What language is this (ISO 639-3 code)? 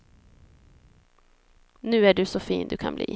swe